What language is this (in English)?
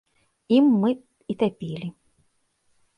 Belarusian